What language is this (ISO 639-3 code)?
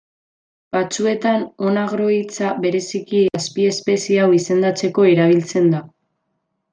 eus